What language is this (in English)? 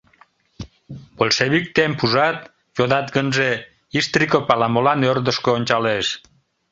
Mari